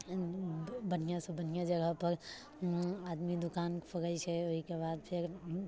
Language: Maithili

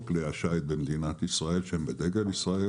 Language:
Hebrew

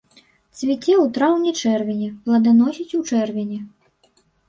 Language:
Belarusian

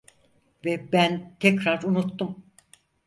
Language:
Turkish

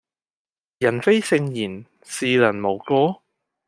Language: Cantonese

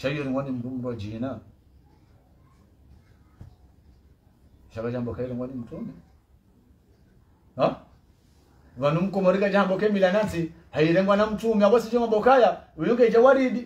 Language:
Arabic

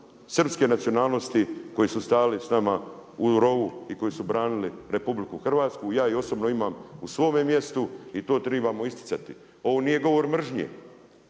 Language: Croatian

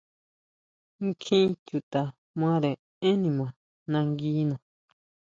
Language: Huautla Mazatec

